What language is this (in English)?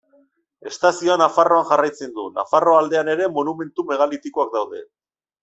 Basque